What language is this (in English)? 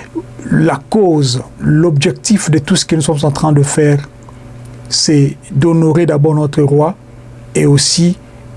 French